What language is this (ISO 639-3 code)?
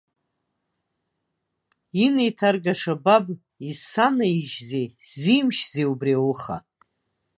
abk